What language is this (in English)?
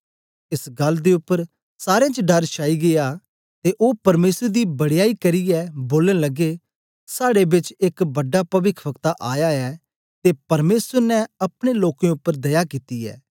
Dogri